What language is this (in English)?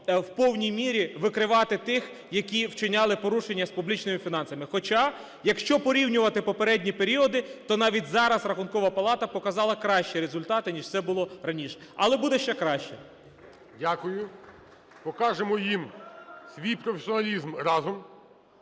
Ukrainian